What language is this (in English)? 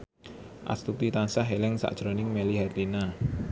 Javanese